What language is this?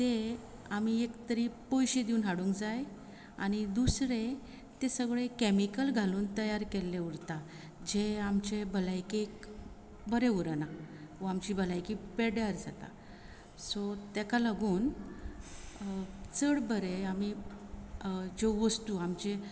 Konkani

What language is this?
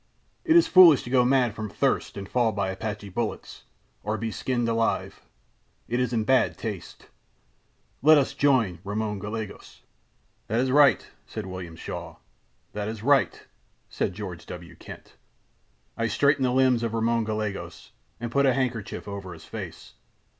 English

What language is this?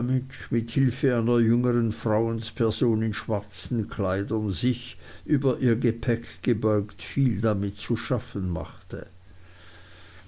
German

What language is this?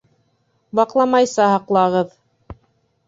Bashkir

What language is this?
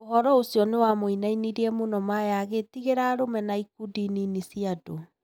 Kikuyu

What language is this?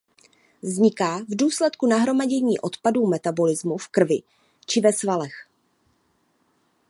Czech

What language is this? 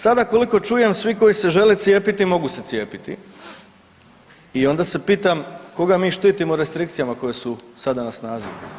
Croatian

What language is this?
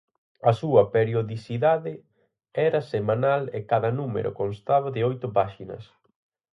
Galician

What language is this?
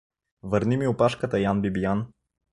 Bulgarian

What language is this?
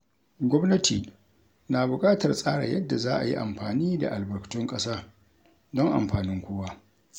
Hausa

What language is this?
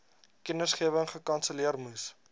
Afrikaans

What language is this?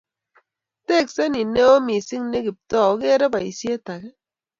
Kalenjin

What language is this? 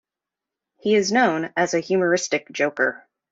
English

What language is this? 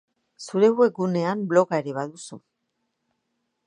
Basque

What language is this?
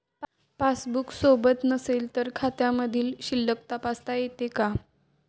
Marathi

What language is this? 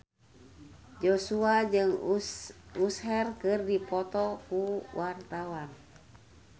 Sundanese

